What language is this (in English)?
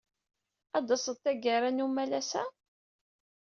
Kabyle